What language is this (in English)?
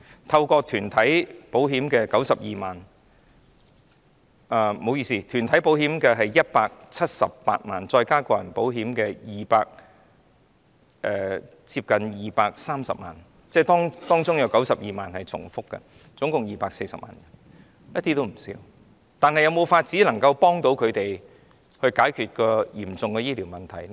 Cantonese